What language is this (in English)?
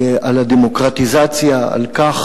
Hebrew